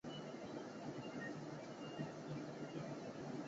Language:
Chinese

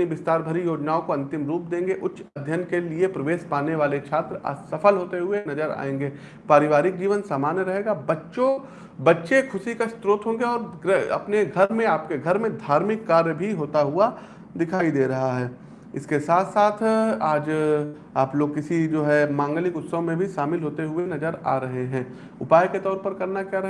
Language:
Hindi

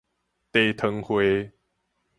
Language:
Min Nan Chinese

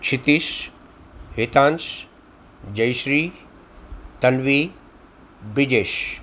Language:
Gujarati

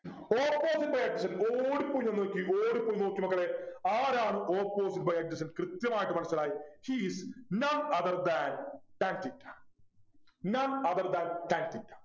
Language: Malayalam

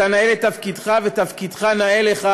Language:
Hebrew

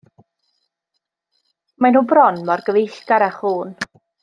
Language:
Welsh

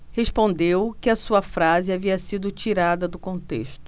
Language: Portuguese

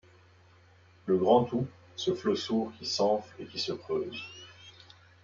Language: French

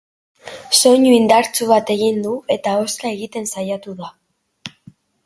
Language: Basque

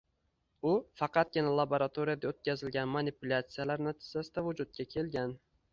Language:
Uzbek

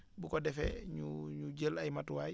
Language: Wolof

